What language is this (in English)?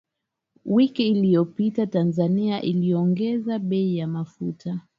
Swahili